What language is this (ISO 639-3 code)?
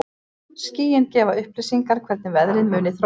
isl